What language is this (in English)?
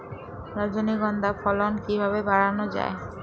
Bangla